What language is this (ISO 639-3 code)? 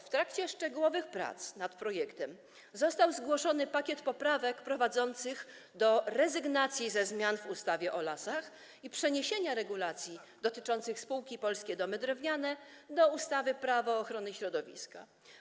pol